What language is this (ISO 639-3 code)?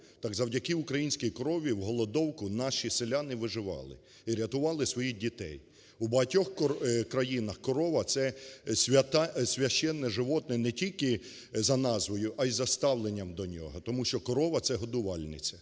ukr